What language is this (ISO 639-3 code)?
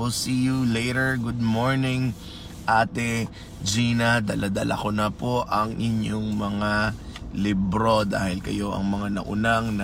fil